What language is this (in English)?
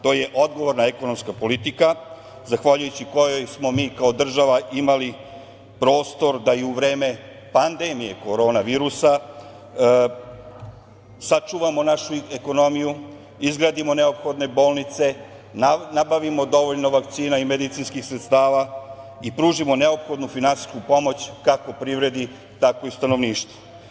Serbian